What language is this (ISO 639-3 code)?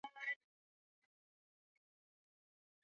swa